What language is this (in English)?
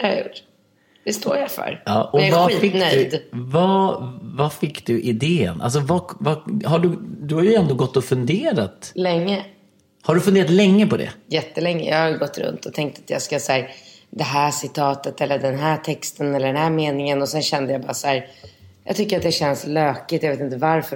Swedish